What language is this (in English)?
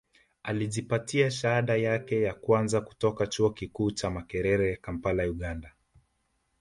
Swahili